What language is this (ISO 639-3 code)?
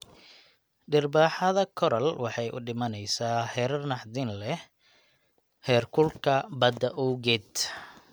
som